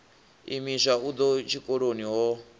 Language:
Venda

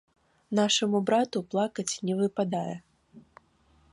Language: Belarusian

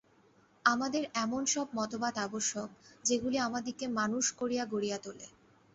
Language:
Bangla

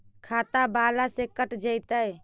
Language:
Magahi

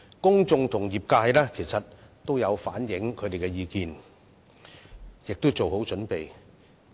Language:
Cantonese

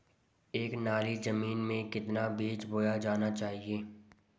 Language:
Hindi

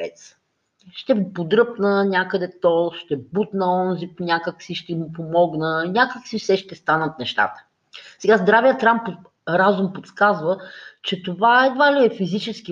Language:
Bulgarian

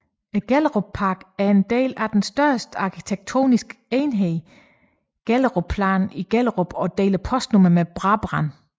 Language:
Danish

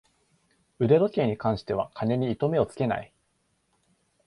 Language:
Japanese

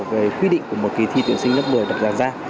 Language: Vietnamese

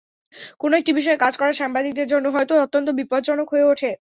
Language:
Bangla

